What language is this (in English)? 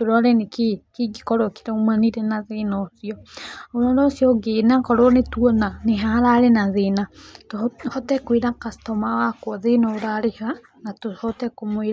Kikuyu